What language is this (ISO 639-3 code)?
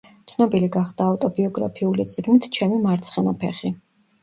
kat